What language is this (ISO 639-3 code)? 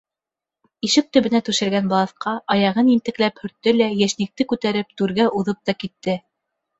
bak